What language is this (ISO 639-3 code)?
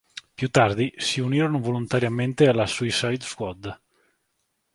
ita